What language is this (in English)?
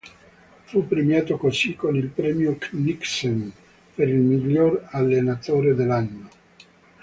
Italian